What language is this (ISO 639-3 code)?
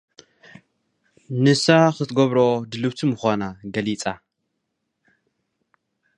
tir